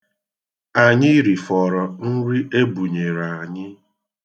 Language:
Igbo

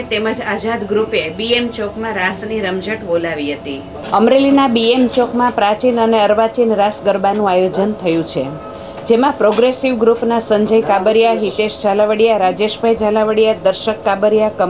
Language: Romanian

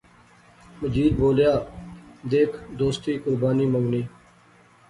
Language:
Pahari-Potwari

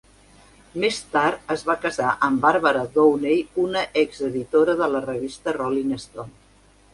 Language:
Catalan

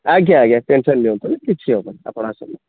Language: Odia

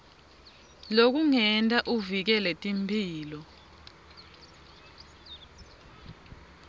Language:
Swati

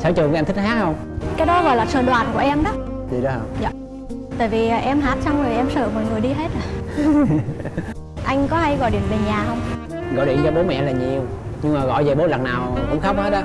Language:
Vietnamese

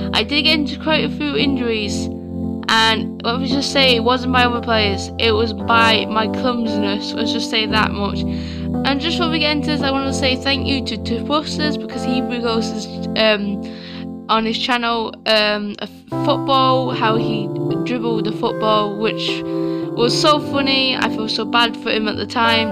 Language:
English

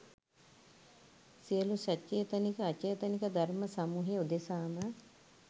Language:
Sinhala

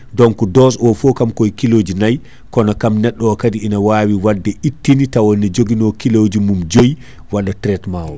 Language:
Fula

